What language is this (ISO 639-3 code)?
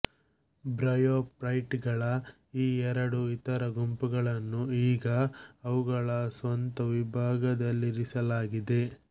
kan